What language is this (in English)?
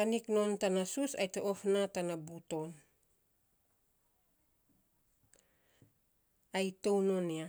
Saposa